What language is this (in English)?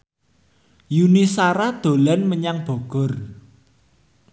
Javanese